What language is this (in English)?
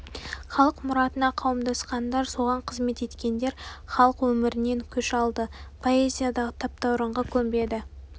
Kazakh